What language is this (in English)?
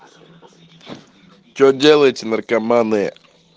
Russian